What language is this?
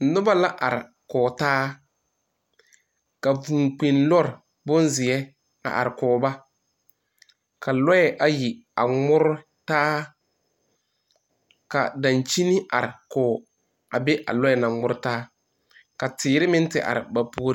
Southern Dagaare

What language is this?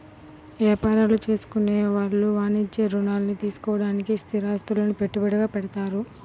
Telugu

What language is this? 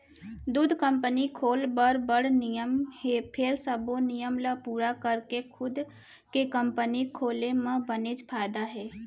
Chhattisgarhi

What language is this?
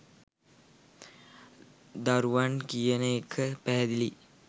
Sinhala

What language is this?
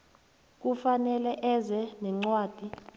South Ndebele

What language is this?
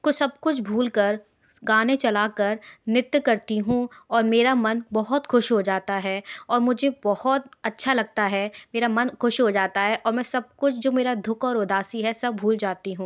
Hindi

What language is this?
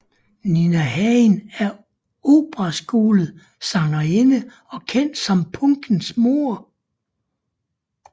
Danish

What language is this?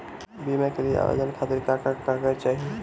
Bhojpuri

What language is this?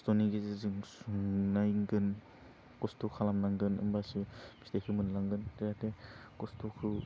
Bodo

